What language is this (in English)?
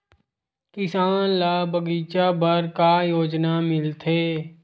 Chhattisgarhi